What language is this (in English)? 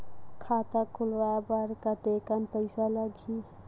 Chhattisgarhi